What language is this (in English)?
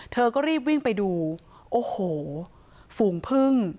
Thai